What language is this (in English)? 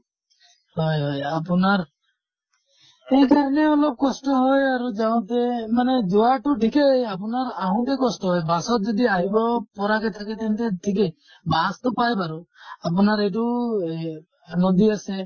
Assamese